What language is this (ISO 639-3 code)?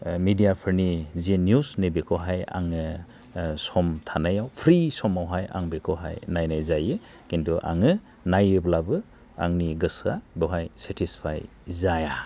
brx